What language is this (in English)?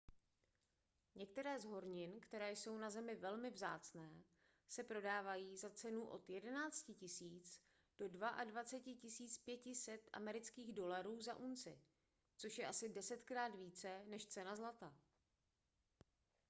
Czech